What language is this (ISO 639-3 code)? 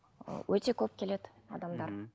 kaz